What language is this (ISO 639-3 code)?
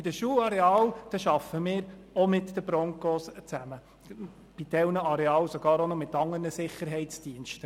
gsw